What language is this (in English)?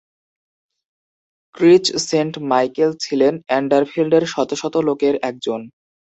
Bangla